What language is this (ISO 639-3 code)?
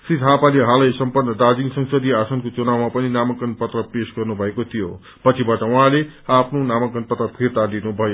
nep